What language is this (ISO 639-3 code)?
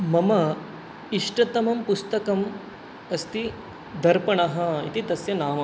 san